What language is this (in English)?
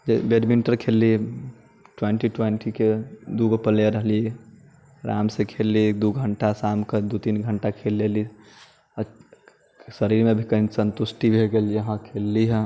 Maithili